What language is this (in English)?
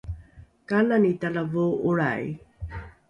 Rukai